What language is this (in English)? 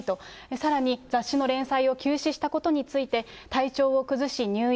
Japanese